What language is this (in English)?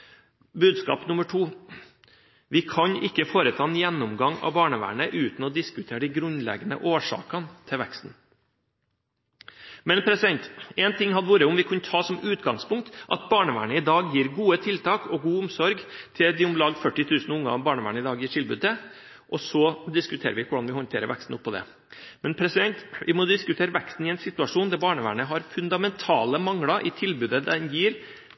Norwegian Bokmål